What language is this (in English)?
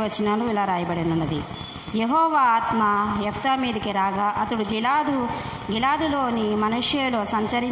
Romanian